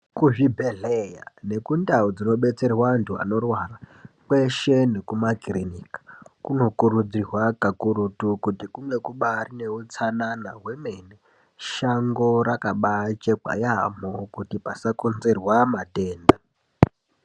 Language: Ndau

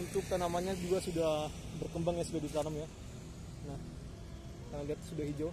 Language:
Indonesian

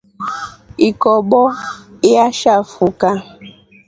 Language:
Rombo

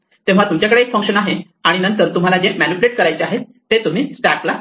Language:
Marathi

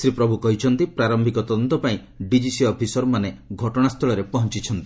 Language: Odia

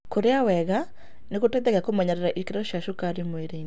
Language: Kikuyu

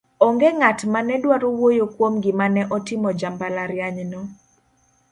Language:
Luo (Kenya and Tanzania)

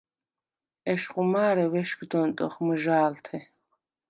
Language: Svan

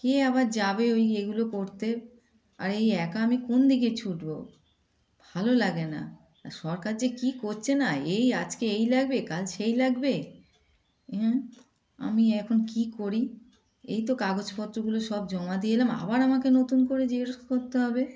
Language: Bangla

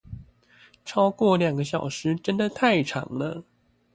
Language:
Chinese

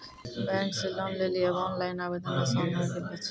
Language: Maithili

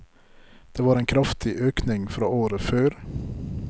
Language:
Norwegian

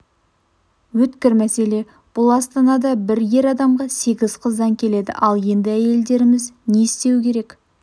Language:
Kazakh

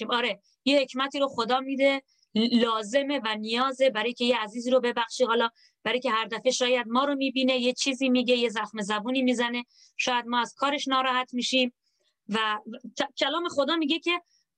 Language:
Persian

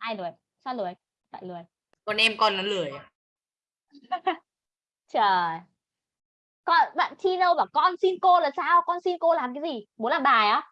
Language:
Vietnamese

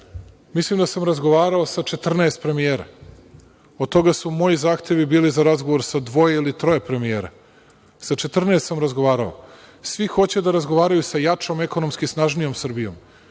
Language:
Serbian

